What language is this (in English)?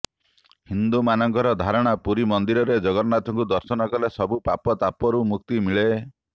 Odia